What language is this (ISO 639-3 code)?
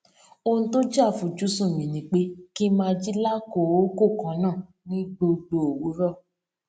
yor